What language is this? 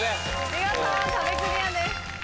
Japanese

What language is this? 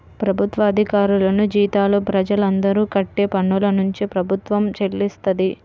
Telugu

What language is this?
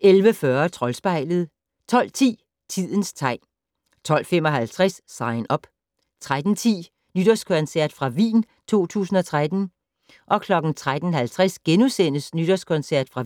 Danish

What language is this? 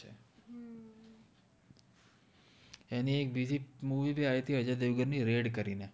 Gujarati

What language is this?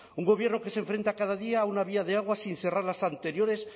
Spanish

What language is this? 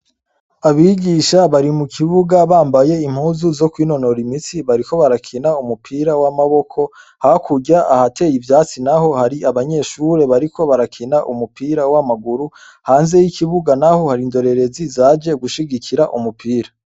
Rundi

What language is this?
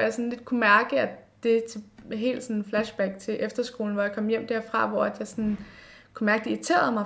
Danish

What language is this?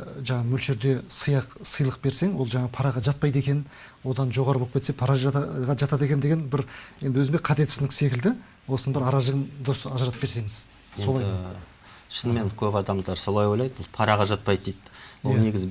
Turkish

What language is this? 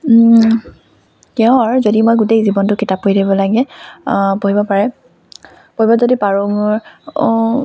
Assamese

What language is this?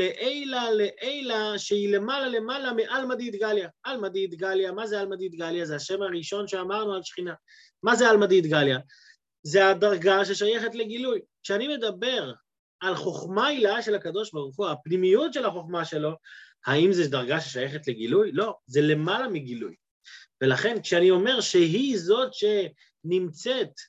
Hebrew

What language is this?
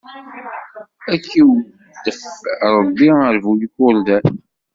Kabyle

